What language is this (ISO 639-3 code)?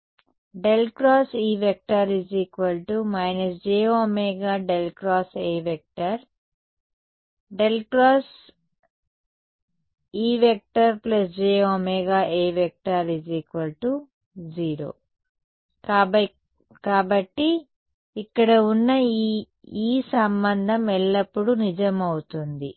tel